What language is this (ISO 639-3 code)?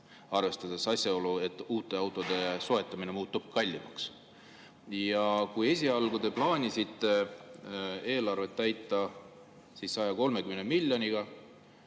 est